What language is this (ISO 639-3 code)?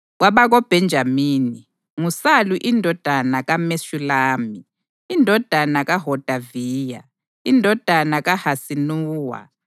nde